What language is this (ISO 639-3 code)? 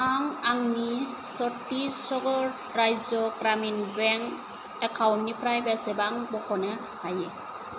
brx